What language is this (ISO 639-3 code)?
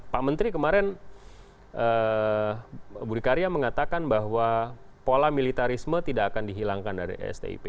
ind